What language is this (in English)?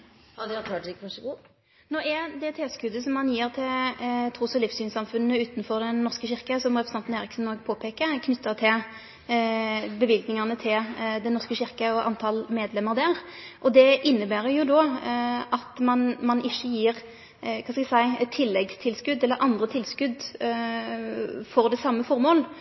Norwegian